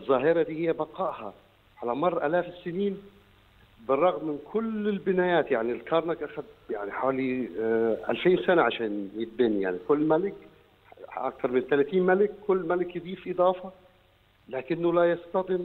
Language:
Arabic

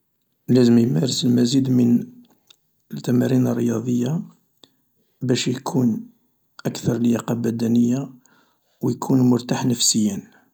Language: Algerian Arabic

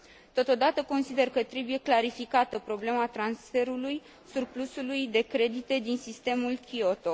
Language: Romanian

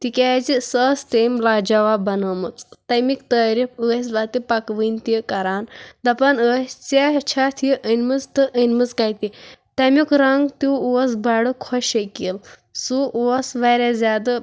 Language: Kashmiri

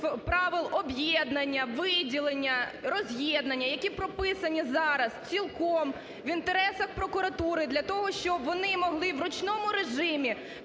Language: Ukrainian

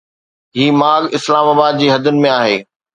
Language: Sindhi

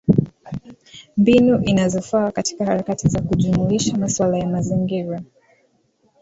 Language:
Swahili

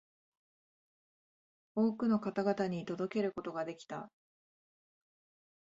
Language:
Japanese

